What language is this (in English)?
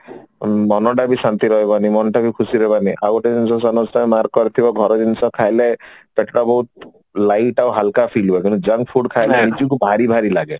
Odia